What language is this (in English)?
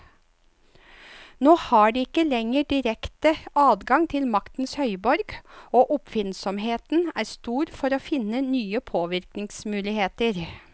Norwegian